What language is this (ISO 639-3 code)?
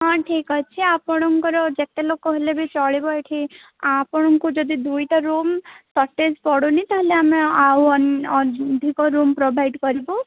ori